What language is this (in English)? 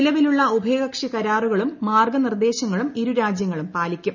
Malayalam